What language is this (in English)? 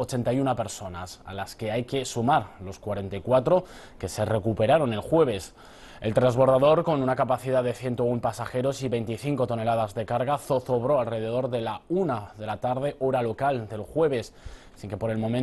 Spanish